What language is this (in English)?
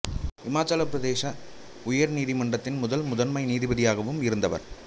Tamil